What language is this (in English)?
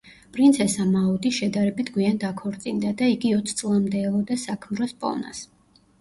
Georgian